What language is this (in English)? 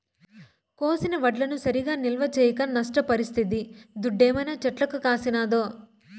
Telugu